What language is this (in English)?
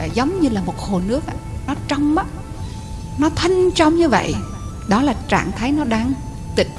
Vietnamese